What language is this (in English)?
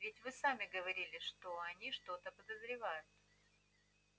Russian